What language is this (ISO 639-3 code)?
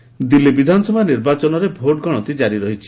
ori